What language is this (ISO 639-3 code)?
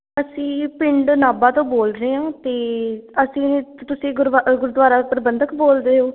pan